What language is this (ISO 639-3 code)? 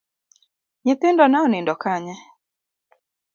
luo